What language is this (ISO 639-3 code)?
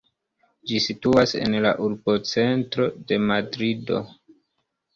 epo